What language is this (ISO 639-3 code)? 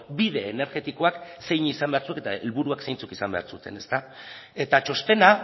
eus